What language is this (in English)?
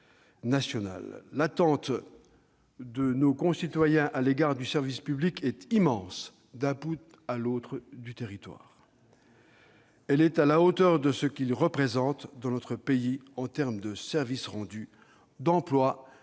French